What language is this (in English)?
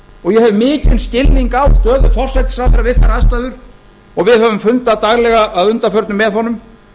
Icelandic